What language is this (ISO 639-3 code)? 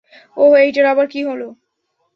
ben